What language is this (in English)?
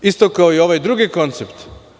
Serbian